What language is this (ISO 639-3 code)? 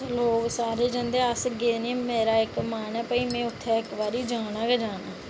doi